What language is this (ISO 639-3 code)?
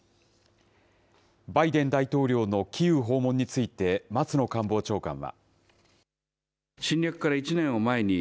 jpn